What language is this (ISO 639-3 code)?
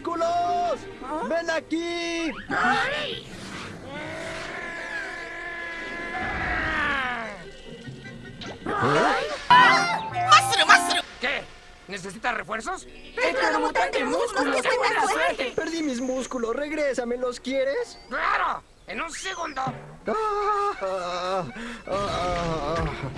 spa